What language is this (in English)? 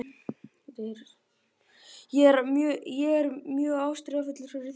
Icelandic